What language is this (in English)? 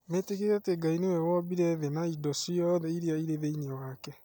Kikuyu